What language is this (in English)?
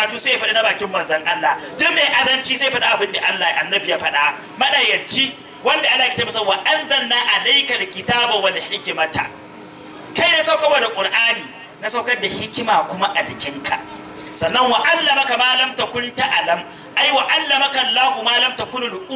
Arabic